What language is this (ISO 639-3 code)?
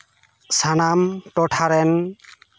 sat